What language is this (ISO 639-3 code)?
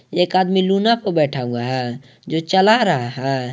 hin